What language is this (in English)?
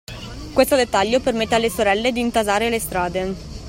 Italian